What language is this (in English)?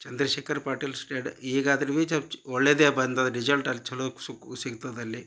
Kannada